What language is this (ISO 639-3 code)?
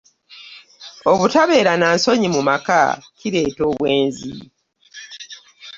lug